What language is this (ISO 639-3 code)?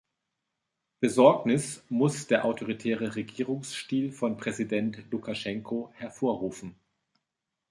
deu